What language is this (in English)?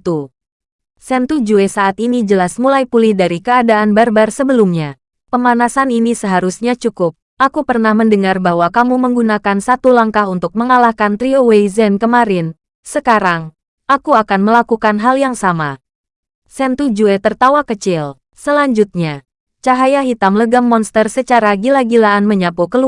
Indonesian